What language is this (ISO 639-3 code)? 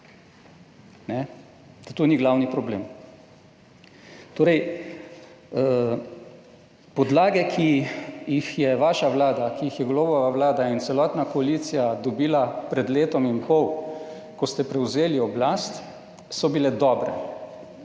slv